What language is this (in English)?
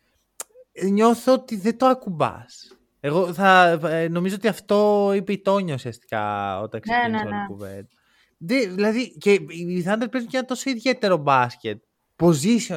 Greek